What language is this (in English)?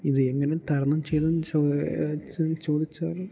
Malayalam